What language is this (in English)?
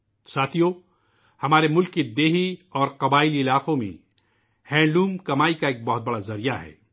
Urdu